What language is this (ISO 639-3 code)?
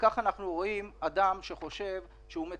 heb